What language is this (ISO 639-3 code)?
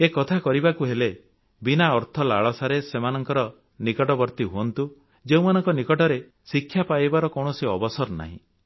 ori